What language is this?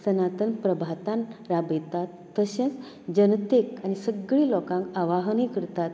Konkani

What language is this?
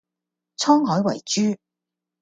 Cantonese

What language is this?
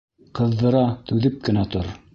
Bashkir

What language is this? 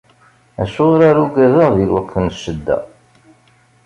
Kabyle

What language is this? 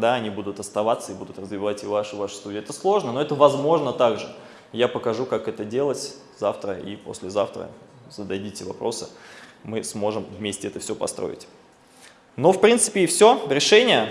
Russian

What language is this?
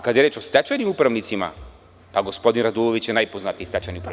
Serbian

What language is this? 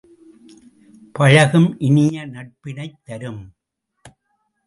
Tamil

